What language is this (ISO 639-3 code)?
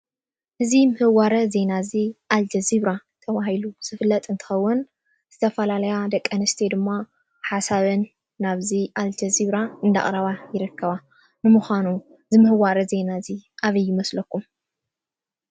tir